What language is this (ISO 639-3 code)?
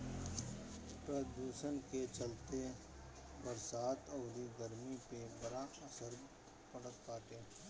bho